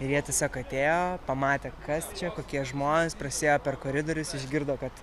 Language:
Lithuanian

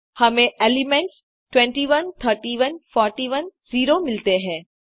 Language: Hindi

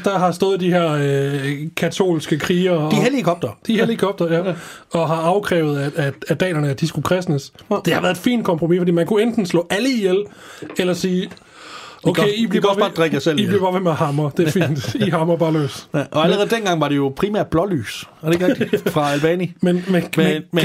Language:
Danish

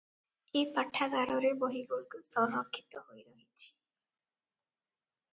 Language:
Odia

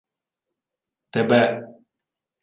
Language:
Ukrainian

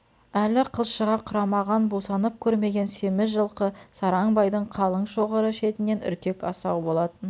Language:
Kazakh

